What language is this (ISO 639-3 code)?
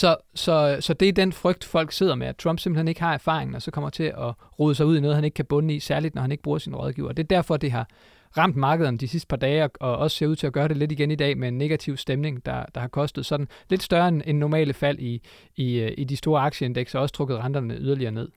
dan